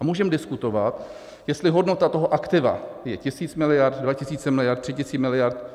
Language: Czech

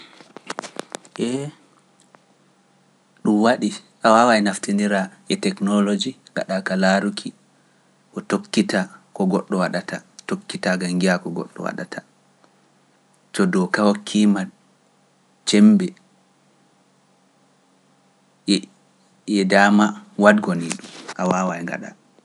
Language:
Pular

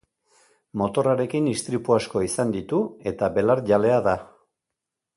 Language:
Basque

